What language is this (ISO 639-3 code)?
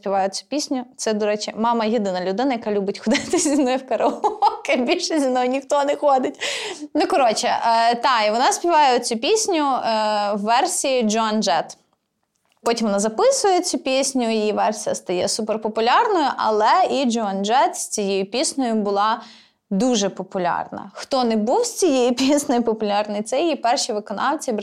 ukr